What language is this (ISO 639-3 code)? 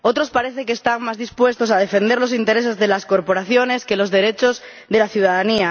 spa